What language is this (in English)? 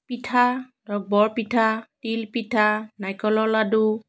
Assamese